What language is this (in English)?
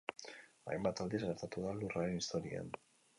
Basque